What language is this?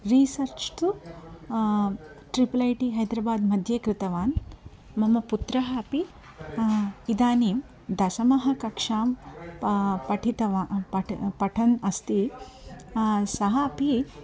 Sanskrit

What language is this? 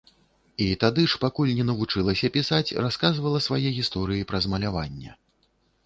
Belarusian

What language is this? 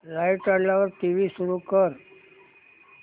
Marathi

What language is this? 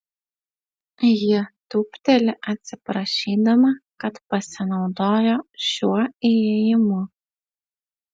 Lithuanian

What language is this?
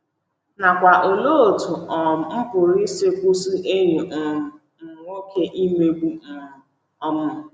Igbo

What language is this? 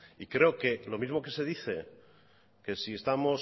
Spanish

